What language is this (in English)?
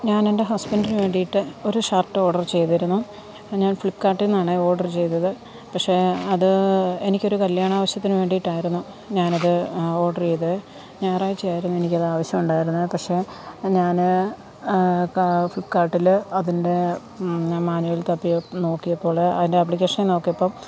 Malayalam